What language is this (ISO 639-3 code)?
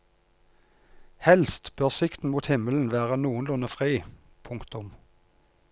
nor